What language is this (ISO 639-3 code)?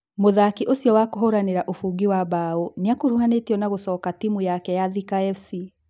kik